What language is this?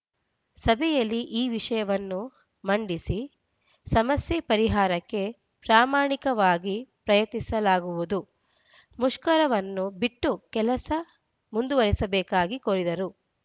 Kannada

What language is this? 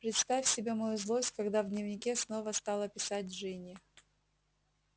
Russian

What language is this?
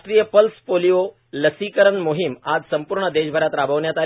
Marathi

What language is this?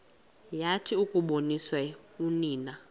Xhosa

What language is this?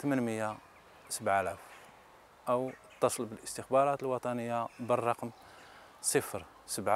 Arabic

